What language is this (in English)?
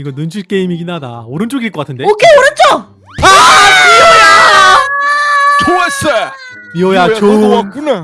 Korean